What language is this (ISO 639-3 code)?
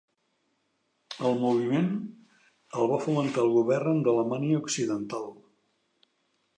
cat